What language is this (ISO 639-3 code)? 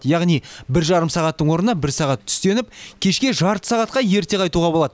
kaz